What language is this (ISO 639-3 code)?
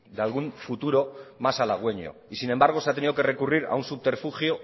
spa